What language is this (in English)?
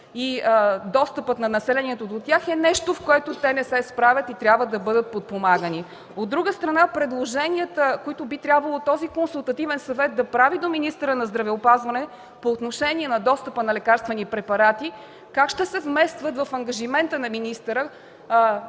Bulgarian